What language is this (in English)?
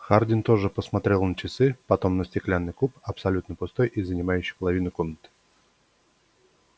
Russian